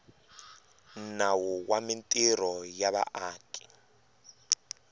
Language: Tsonga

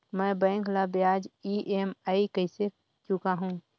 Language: Chhattisgarhi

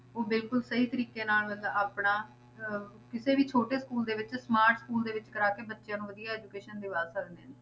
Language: Punjabi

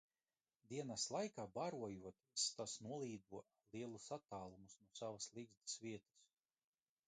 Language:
Latvian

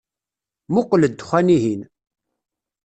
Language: Kabyle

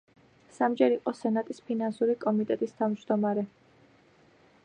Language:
Georgian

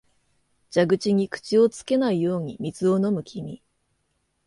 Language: Japanese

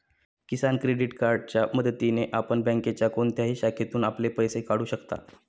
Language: Marathi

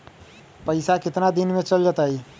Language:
Magahi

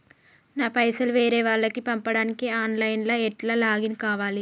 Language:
Telugu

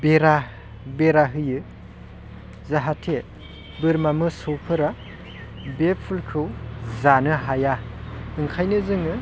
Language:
Bodo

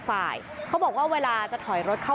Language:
Thai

